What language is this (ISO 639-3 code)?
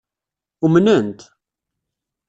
kab